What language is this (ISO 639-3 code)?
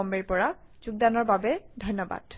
asm